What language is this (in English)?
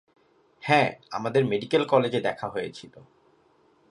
Bangla